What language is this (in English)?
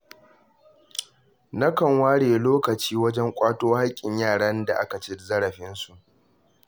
Hausa